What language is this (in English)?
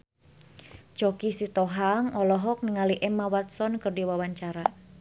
Sundanese